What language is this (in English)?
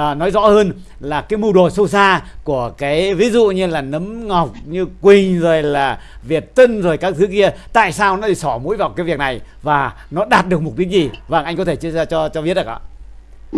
Vietnamese